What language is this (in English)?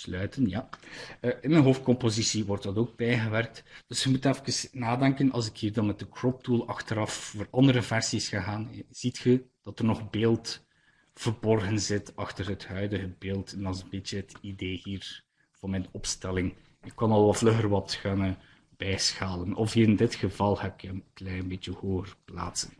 Dutch